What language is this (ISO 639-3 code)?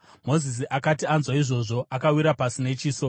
sna